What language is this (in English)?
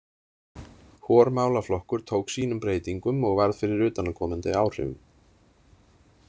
Icelandic